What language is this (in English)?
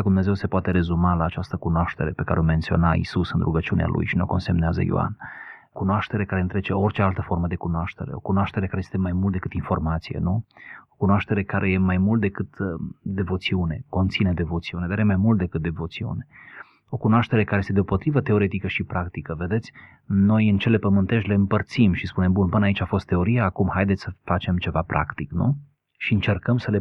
Romanian